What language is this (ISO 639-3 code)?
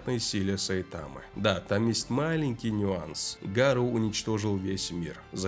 rus